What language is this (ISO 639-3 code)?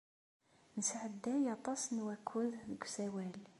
kab